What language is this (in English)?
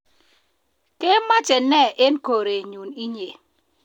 Kalenjin